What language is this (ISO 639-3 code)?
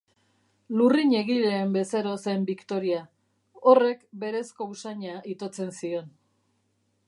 eus